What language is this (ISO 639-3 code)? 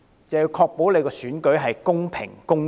yue